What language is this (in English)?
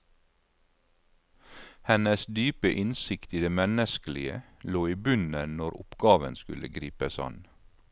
Norwegian